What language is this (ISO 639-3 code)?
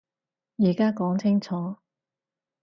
yue